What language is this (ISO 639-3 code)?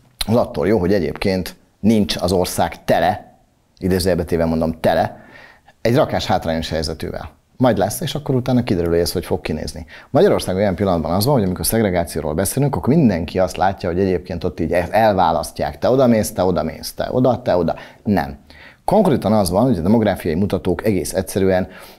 hun